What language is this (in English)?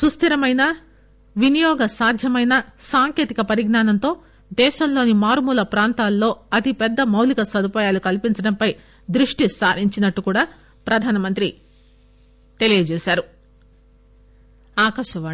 Telugu